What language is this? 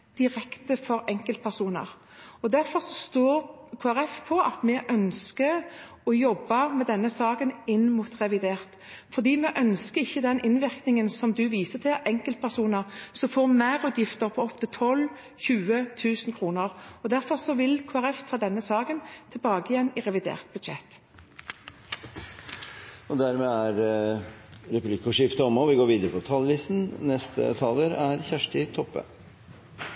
Norwegian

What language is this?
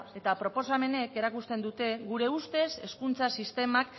Basque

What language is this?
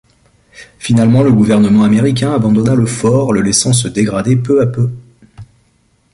French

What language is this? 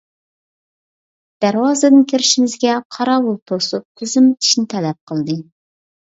Uyghur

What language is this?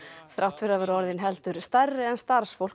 Icelandic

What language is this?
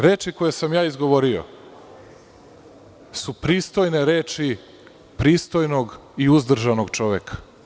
Serbian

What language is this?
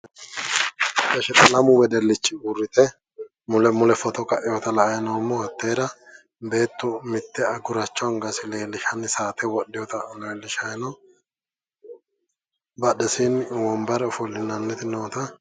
Sidamo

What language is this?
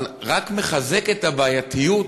Hebrew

